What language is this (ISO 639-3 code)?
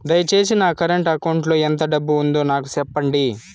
tel